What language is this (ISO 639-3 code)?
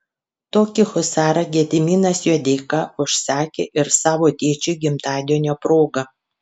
lit